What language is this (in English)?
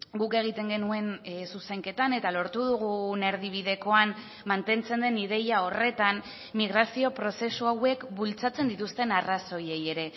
Basque